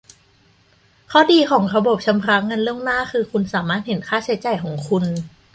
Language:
Thai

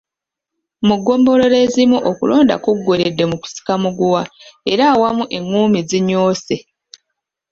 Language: Ganda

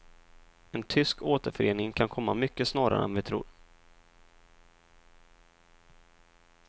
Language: Swedish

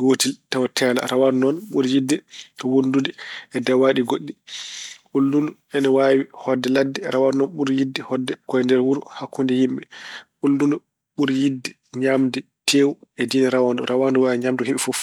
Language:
Fula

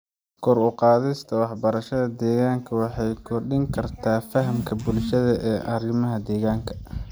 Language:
Somali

